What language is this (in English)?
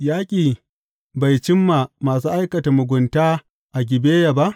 Hausa